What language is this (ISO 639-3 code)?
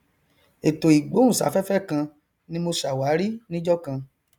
yor